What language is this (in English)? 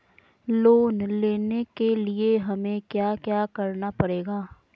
Magahi